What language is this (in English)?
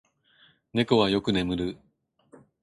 Japanese